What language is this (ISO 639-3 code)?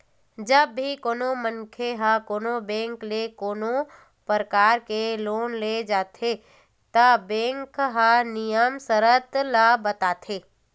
hne